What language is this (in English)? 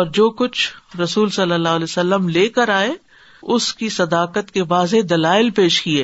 Urdu